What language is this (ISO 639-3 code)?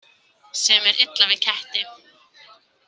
isl